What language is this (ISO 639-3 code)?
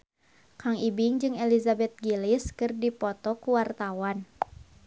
sun